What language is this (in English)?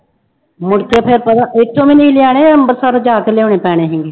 Punjabi